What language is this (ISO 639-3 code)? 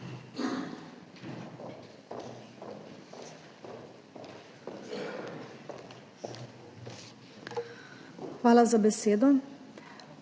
slv